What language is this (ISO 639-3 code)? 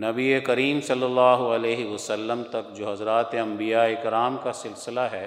urd